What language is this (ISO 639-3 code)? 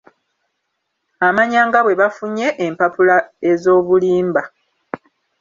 lug